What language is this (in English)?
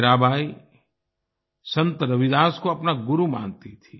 Hindi